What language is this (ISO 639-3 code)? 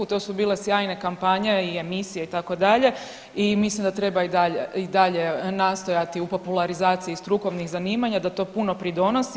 hrv